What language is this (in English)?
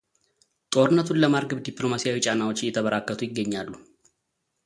Amharic